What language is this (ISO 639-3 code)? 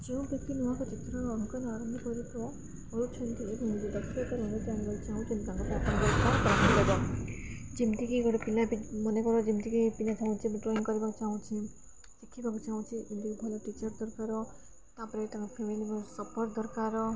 ori